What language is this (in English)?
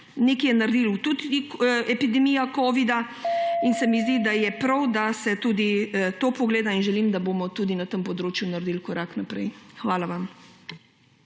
Slovenian